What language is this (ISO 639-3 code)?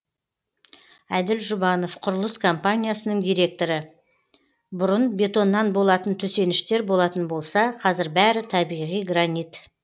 kaz